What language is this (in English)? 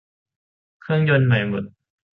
Thai